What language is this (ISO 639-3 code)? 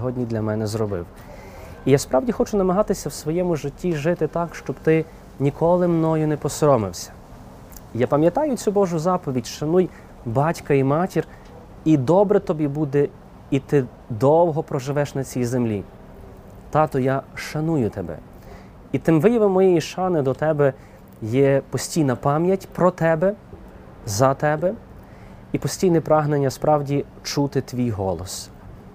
ukr